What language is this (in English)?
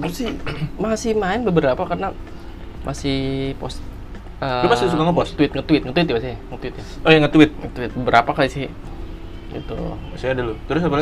Indonesian